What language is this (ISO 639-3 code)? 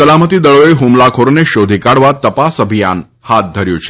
guj